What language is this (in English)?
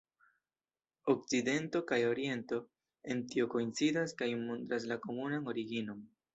Esperanto